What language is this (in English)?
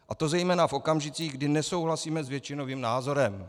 Czech